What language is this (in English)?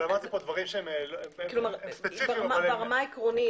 Hebrew